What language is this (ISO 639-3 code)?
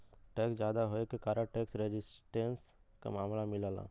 bho